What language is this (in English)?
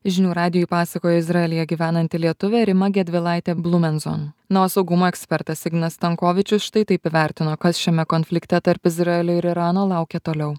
Lithuanian